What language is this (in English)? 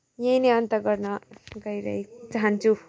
Nepali